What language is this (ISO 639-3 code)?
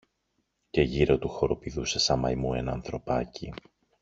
ell